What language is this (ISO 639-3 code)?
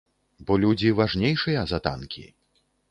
bel